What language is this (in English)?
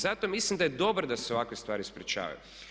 Croatian